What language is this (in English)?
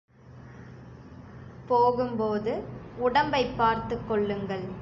Tamil